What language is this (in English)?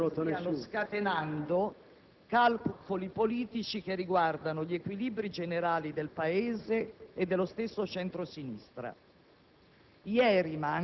Italian